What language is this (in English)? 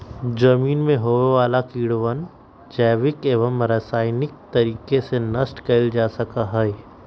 Magahi